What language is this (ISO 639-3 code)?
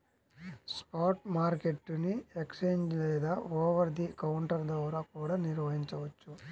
tel